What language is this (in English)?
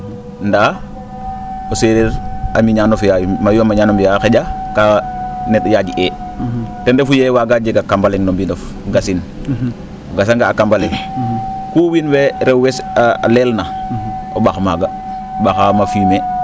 Serer